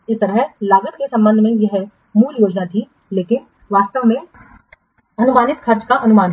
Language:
Hindi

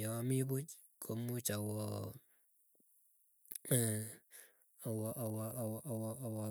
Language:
Keiyo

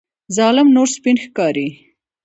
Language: Pashto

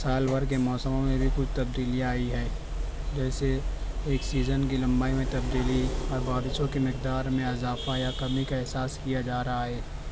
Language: Urdu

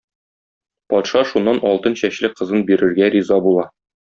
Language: Tatar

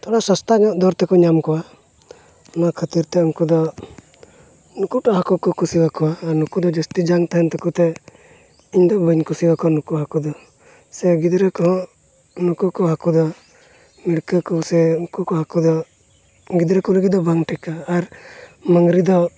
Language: Santali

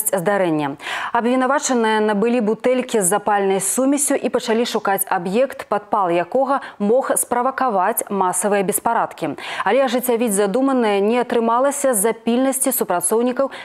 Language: Russian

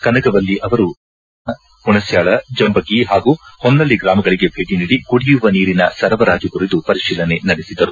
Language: Kannada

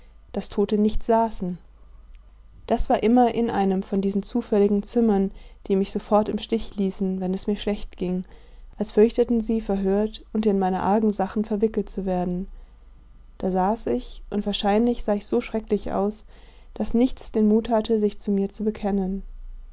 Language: German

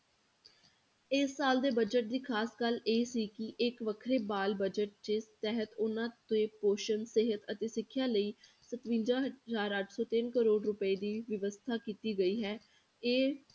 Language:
Punjabi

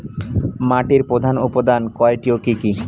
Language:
Bangla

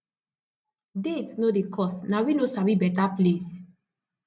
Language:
Nigerian Pidgin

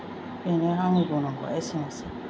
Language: Bodo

